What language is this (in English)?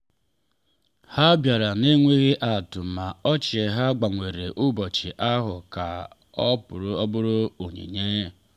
Igbo